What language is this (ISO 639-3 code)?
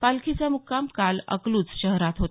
mar